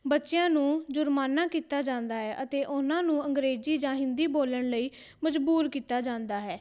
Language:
Punjabi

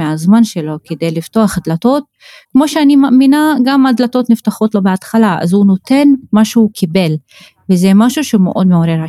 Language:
Hebrew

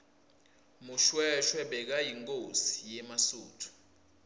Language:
Swati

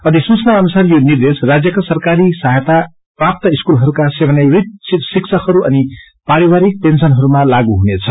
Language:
Nepali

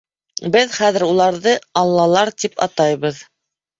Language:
Bashkir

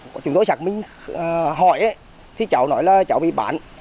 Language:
Vietnamese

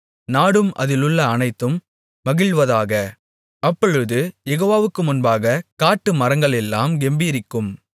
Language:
Tamil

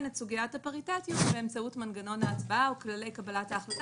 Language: Hebrew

